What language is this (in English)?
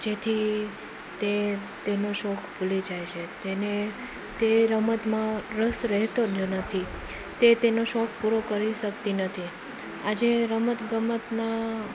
Gujarati